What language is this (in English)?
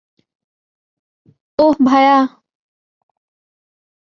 Bangla